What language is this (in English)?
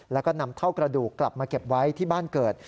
Thai